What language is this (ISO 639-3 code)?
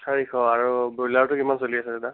asm